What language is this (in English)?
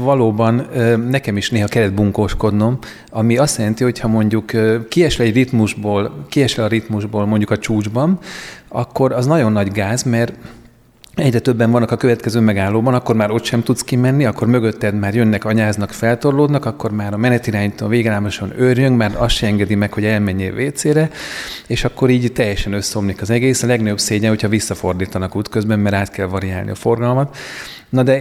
Hungarian